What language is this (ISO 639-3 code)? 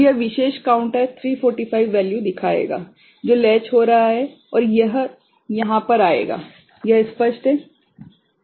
hin